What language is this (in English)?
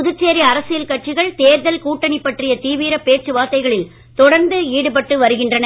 Tamil